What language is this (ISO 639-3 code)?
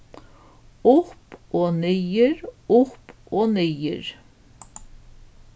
fao